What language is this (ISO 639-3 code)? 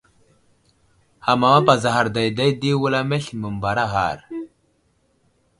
udl